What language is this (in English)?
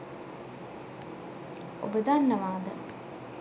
Sinhala